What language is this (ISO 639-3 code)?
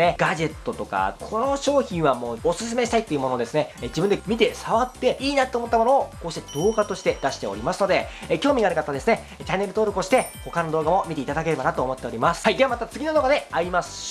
jpn